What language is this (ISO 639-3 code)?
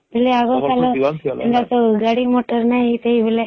ori